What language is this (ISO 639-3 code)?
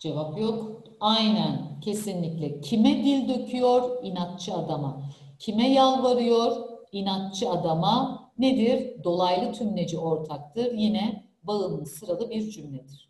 tur